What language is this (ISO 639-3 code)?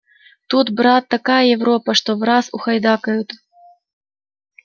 rus